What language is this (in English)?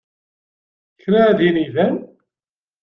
Kabyle